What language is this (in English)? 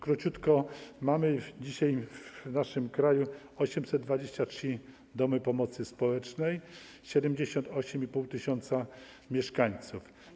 Polish